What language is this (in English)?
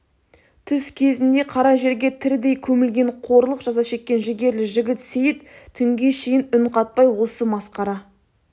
Kazakh